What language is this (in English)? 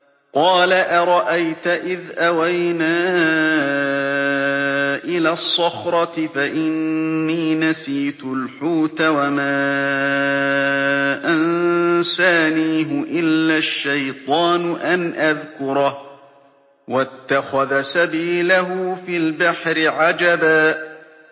Arabic